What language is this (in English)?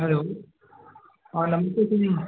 Sindhi